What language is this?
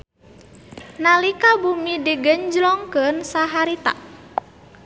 Sundanese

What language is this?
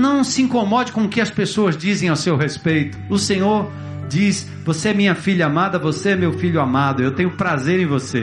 Portuguese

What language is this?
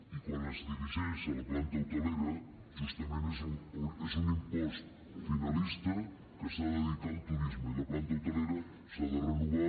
Catalan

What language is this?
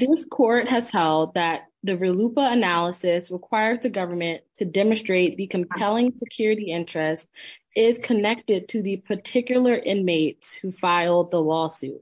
English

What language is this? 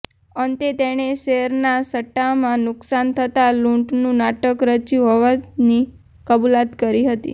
Gujarati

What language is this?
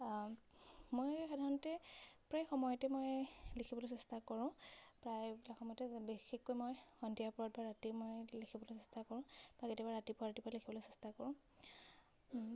Assamese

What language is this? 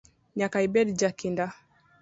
Luo (Kenya and Tanzania)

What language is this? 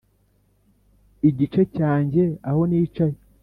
Kinyarwanda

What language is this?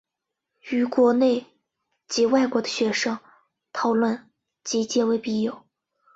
Chinese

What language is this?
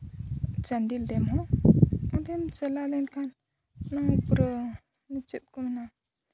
Santali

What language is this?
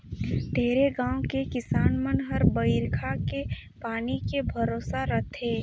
Chhattisgarhi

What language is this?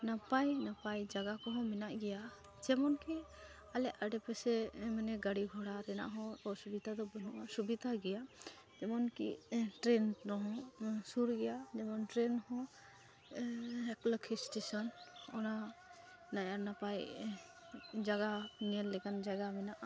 Santali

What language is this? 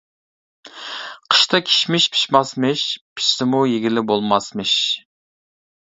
Uyghur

